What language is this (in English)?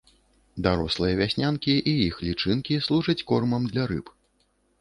Belarusian